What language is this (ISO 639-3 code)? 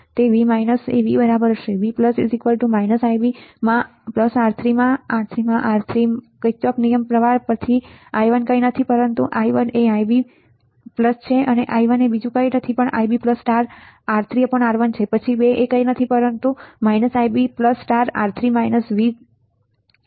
guj